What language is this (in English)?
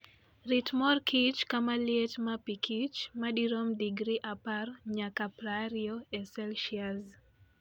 Luo (Kenya and Tanzania)